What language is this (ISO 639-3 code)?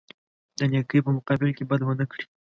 pus